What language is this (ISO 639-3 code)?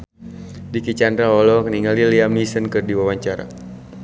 sun